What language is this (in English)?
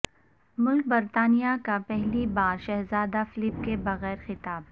Urdu